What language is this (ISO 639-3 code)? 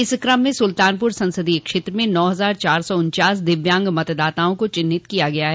hin